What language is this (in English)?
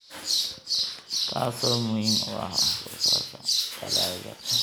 Somali